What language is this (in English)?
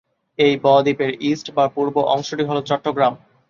Bangla